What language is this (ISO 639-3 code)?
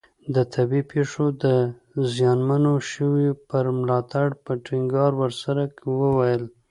pus